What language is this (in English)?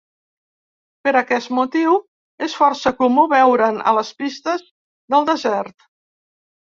Catalan